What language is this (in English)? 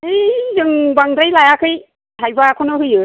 Bodo